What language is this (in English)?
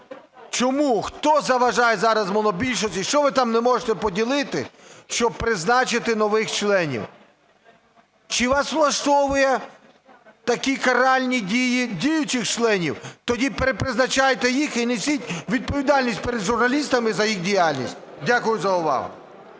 Ukrainian